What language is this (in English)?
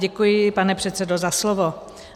Czech